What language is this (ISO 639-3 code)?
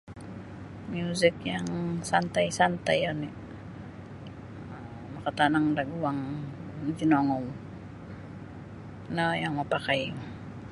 bsy